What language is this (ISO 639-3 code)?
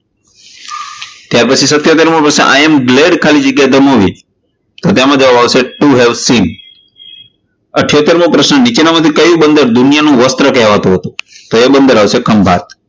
guj